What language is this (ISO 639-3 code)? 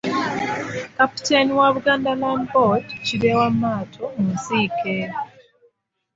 lug